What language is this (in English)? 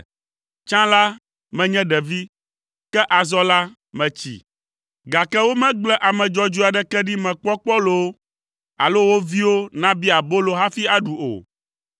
Ewe